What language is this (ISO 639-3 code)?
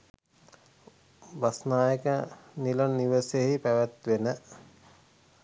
sin